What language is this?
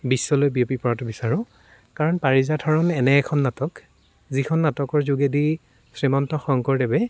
Assamese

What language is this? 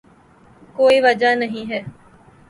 Urdu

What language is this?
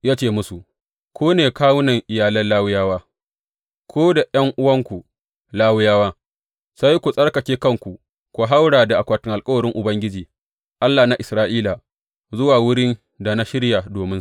Hausa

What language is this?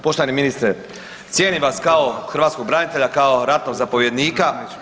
Croatian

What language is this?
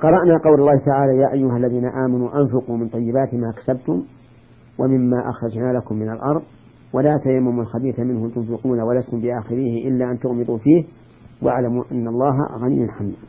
Arabic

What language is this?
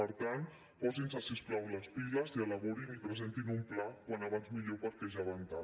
Catalan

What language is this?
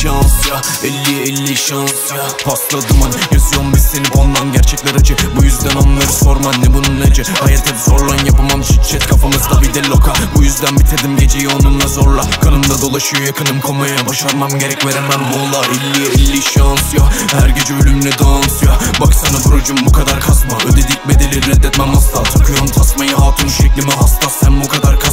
Turkish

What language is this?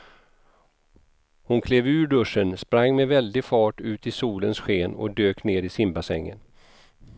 Swedish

